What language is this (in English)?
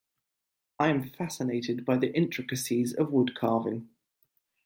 English